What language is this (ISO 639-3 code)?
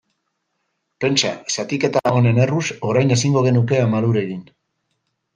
eus